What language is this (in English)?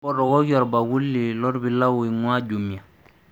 Masai